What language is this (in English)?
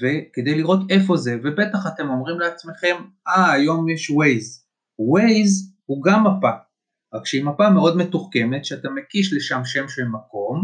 Hebrew